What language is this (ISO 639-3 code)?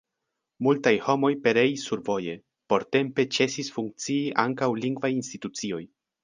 epo